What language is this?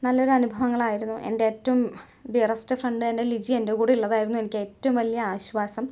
Malayalam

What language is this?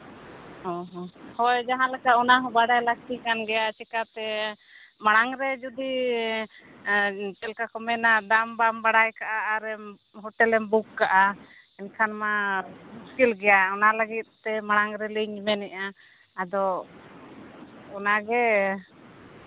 Santali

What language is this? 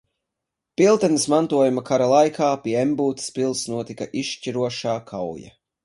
Latvian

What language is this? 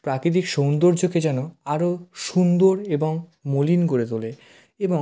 Bangla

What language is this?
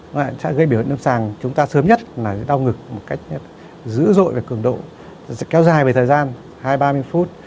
Vietnamese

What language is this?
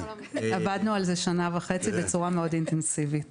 Hebrew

